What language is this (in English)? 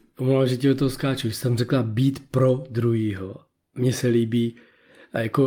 Czech